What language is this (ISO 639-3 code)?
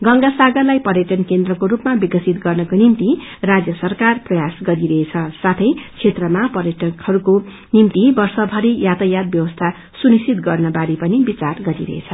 nep